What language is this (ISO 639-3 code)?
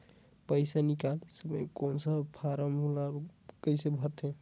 hne